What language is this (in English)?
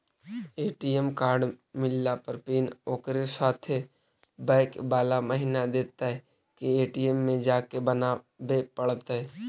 Magahi